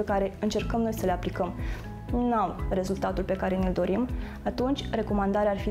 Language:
Romanian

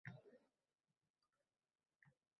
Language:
Uzbek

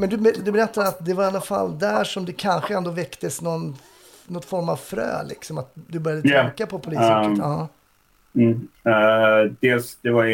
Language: Swedish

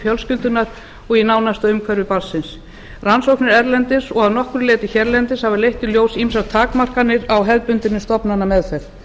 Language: Icelandic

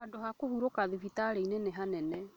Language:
Kikuyu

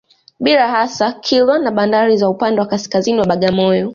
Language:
Swahili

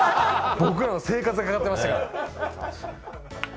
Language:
Japanese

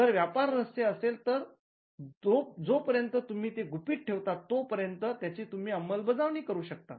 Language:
Marathi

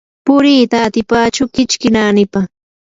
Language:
Yanahuanca Pasco Quechua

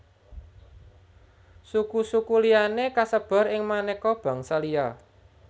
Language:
Javanese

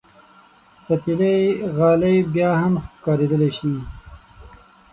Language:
Pashto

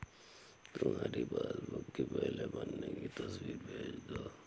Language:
Hindi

